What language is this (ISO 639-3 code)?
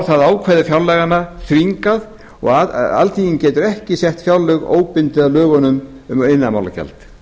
isl